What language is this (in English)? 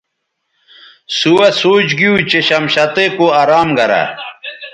Bateri